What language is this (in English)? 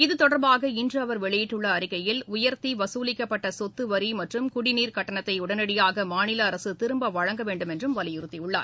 Tamil